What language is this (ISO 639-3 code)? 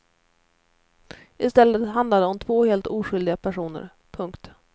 swe